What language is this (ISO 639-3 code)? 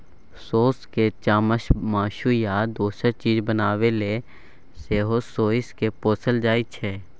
mai